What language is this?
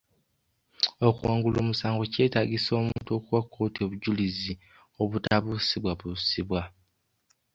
Ganda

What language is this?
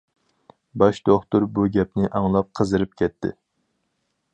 Uyghur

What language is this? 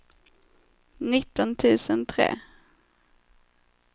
Swedish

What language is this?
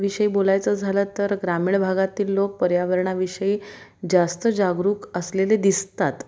Marathi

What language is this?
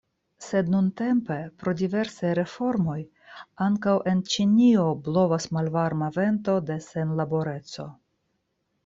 Esperanto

